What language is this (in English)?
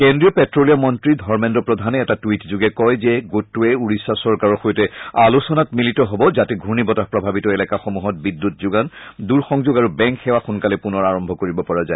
Assamese